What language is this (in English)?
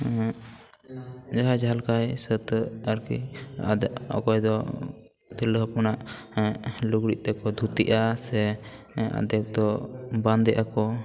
Santali